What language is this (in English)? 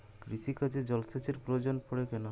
Bangla